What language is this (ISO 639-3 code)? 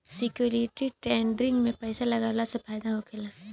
bho